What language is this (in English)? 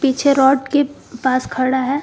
Hindi